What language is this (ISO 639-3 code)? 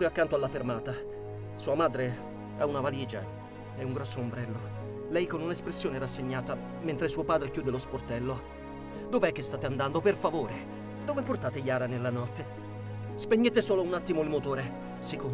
ita